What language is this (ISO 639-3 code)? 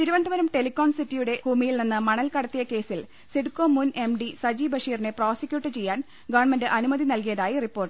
mal